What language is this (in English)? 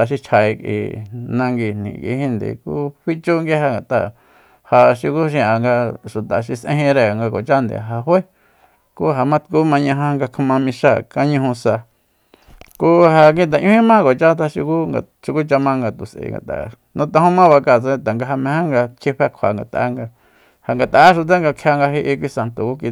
Soyaltepec Mazatec